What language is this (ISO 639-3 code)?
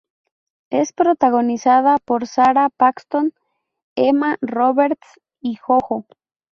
spa